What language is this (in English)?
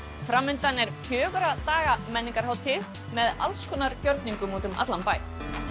Icelandic